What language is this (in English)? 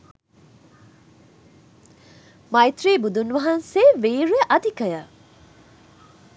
Sinhala